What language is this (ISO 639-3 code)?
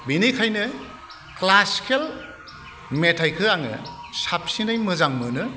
brx